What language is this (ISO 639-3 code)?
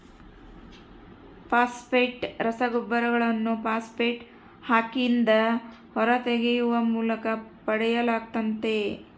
kan